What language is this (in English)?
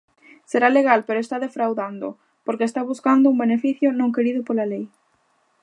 Galician